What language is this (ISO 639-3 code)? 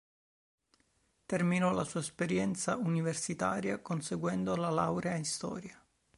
ita